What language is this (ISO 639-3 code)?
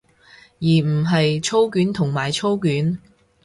yue